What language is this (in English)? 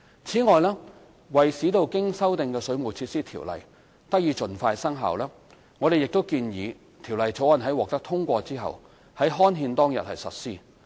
Cantonese